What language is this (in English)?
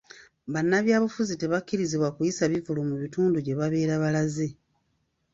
Ganda